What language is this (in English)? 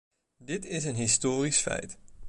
Dutch